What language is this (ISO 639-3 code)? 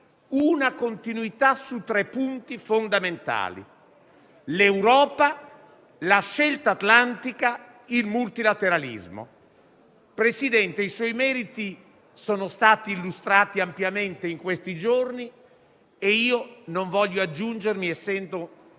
ita